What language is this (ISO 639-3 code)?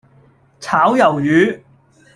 yue